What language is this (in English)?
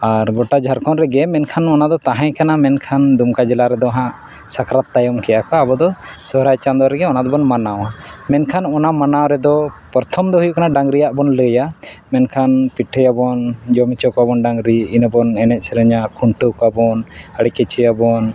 Santali